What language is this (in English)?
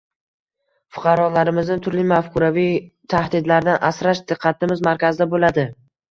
Uzbek